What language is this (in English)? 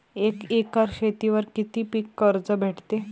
Marathi